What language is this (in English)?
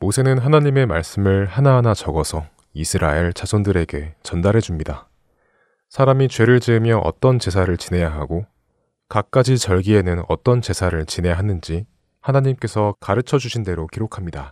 Korean